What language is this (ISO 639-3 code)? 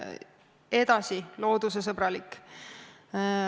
est